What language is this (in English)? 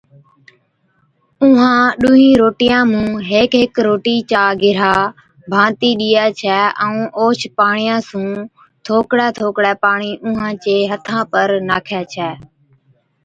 Od